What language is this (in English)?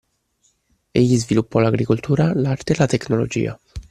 Italian